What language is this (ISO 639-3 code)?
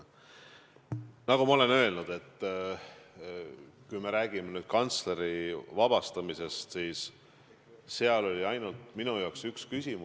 est